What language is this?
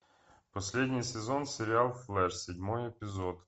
Russian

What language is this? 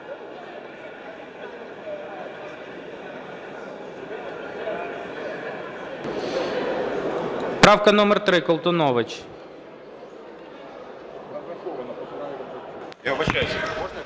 Ukrainian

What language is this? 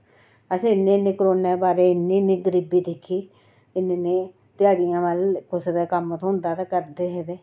Dogri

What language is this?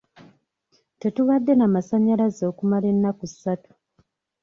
Ganda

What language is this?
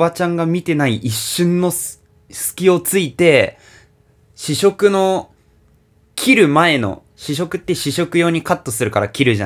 Japanese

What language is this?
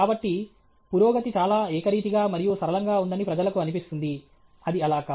Telugu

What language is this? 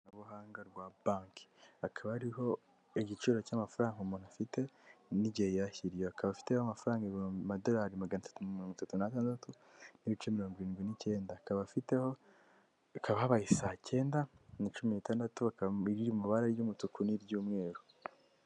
Kinyarwanda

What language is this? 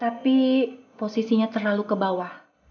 Indonesian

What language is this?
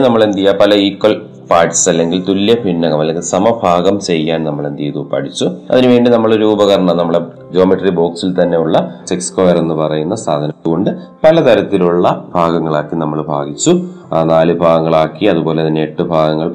Malayalam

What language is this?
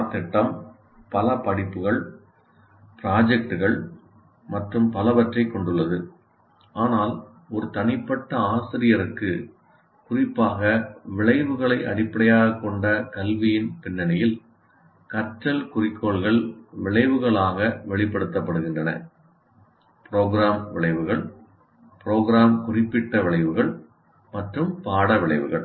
Tamil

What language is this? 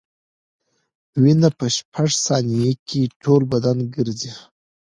Pashto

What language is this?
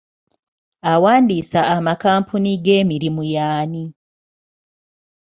Ganda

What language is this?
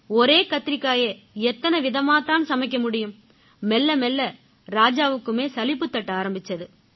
Tamil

